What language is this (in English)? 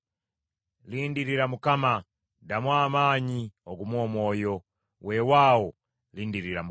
Ganda